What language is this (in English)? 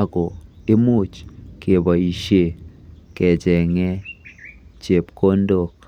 Kalenjin